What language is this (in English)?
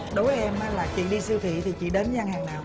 Vietnamese